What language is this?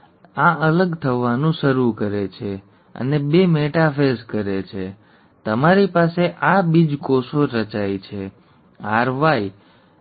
Gujarati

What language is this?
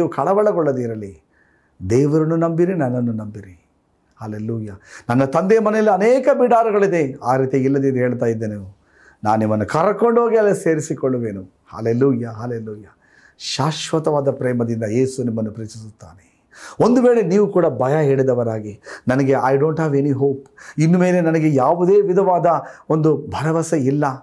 Kannada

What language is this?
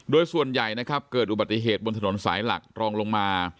Thai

